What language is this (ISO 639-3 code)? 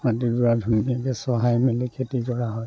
asm